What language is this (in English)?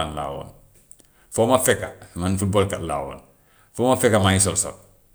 Gambian Wolof